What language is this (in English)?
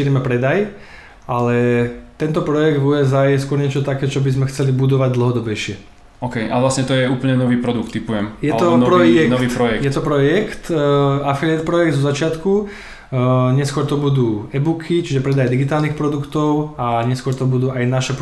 Slovak